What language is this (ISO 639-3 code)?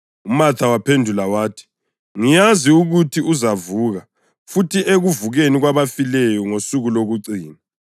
nde